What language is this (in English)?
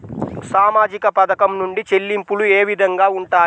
Telugu